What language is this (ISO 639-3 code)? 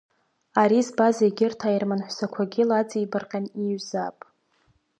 abk